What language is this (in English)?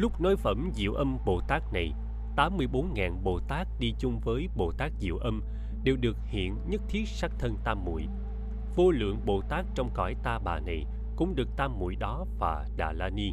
Vietnamese